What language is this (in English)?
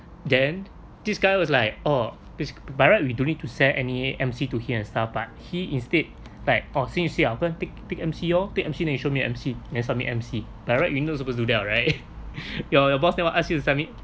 English